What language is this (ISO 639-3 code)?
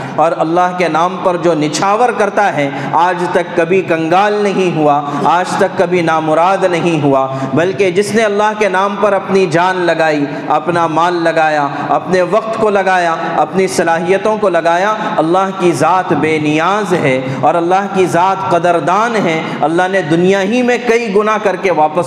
urd